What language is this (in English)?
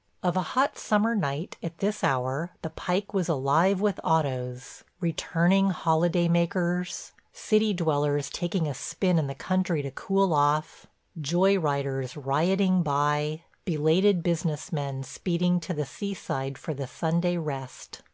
English